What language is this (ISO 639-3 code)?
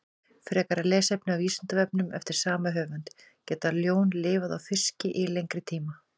isl